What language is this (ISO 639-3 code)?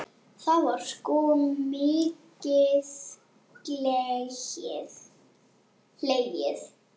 isl